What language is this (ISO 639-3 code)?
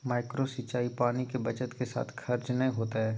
mag